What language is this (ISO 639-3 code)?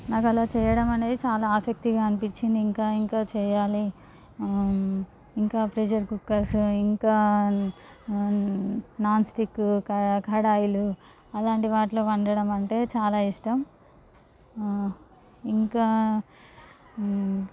tel